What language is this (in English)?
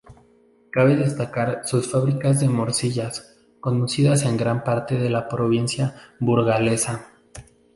Spanish